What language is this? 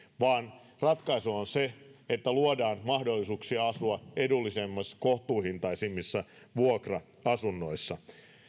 Finnish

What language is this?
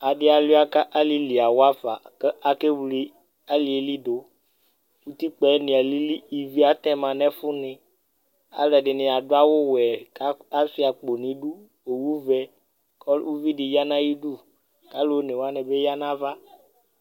Ikposo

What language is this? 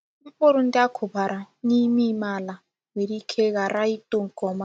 Igbo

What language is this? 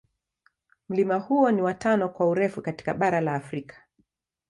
Swahili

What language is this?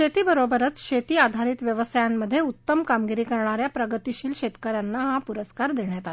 Marathi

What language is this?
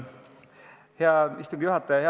Estonian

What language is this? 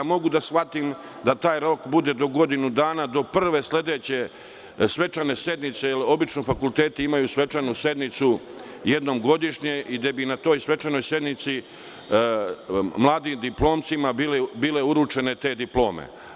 Serbian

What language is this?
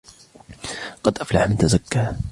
Arabic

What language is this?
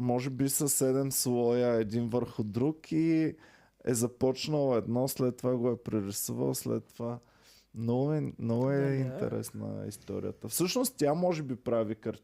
Bulgarian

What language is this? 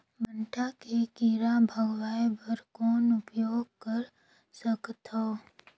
Chhattisgarhi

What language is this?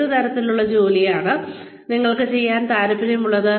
Malayalam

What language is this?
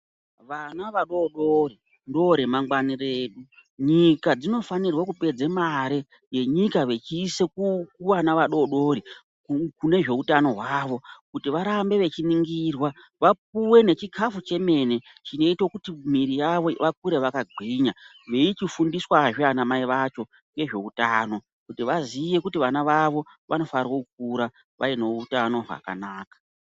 Ndau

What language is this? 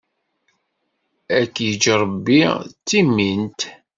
Kabyle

